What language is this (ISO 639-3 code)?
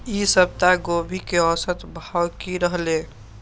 mai